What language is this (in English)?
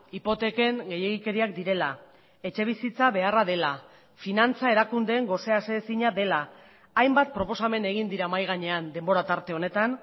Basque